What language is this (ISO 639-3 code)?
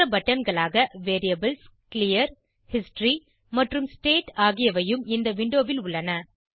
tam